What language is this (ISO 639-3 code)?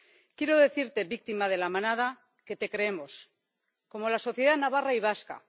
spa